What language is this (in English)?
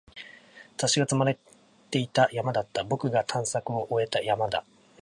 Japanese